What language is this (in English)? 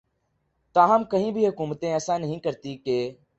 Urdu